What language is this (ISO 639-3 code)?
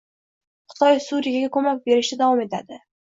uzb